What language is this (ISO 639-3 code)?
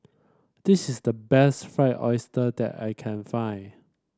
eng